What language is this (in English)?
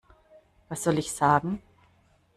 German